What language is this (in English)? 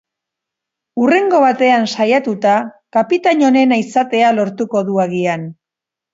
Basque